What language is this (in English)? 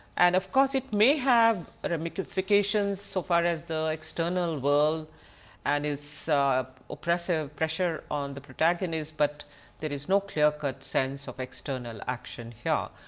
English